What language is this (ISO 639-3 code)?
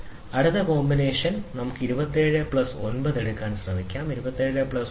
mal